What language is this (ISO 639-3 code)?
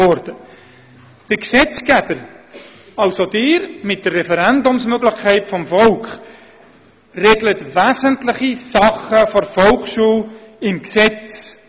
gsw